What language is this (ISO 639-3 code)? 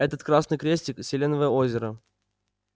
rus